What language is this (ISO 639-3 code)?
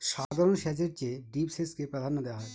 ben